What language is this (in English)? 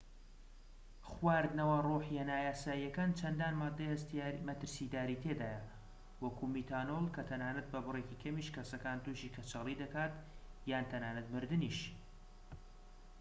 Central Kurdish